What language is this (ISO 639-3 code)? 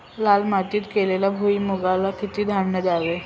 mar